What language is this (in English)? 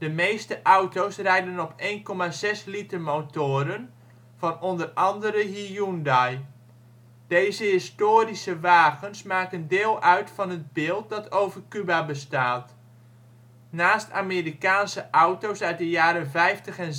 Dutch